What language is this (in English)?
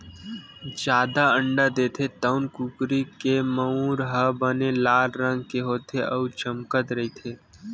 Chhattisgarhi